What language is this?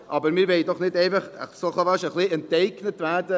Swiss German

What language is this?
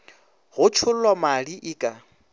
Northern Sotho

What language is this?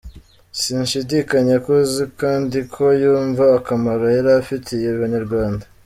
Kinyarwanda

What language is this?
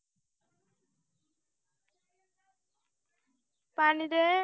Marathi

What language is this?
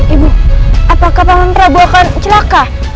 Indonesian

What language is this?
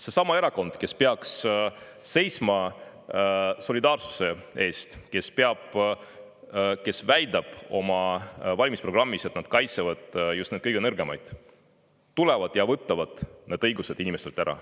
Estonian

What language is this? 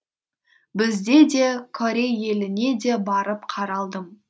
Kazakh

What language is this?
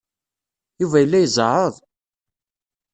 Kabyle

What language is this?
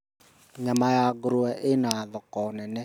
Kikuyu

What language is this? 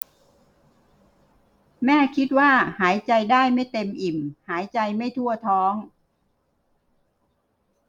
Thai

